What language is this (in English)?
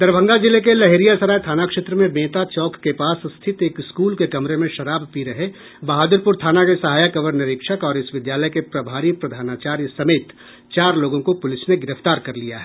Hindi